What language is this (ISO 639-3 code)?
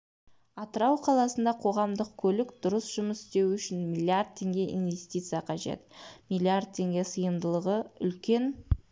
kaz